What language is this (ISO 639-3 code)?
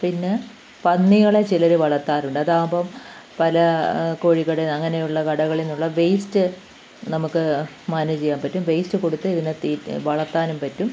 mal